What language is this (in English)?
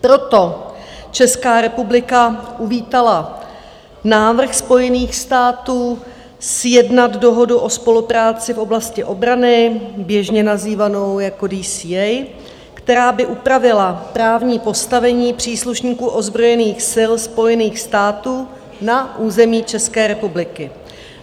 Czech